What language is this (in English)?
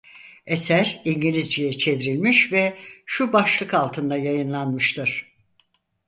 Turkish